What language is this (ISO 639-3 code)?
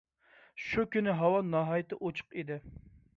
uig